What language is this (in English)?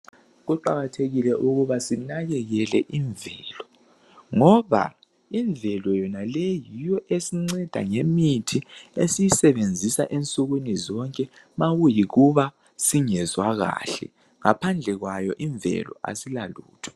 North Ndebele